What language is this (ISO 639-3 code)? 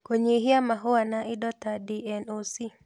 kik